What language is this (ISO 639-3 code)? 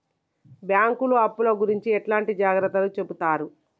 tel